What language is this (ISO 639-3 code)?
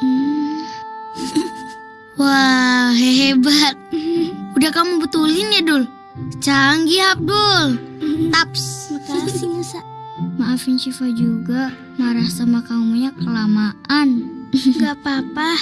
ind